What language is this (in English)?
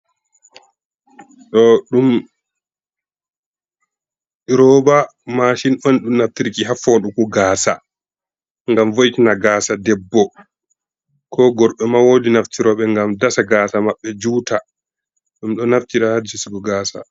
Fula